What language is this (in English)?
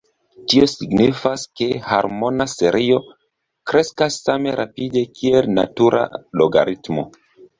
Esperanto